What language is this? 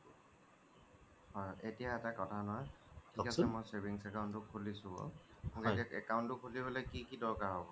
Assamese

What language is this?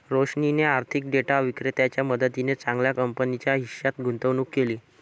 Marathi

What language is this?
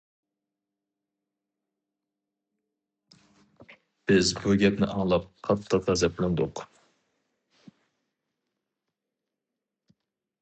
Uyghur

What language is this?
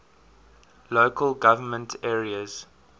English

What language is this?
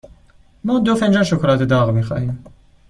Persian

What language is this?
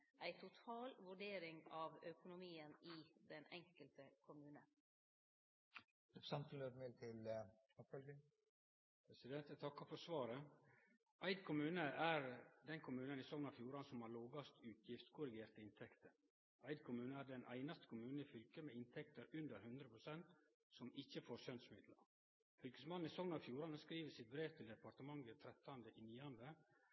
Norwegian Nynorsk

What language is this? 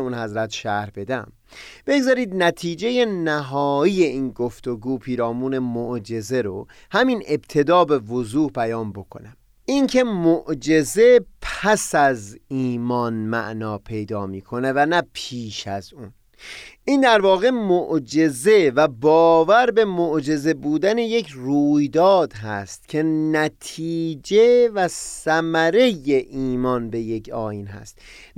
Persian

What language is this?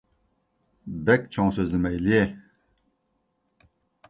Uyghur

